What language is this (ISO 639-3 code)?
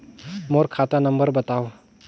hne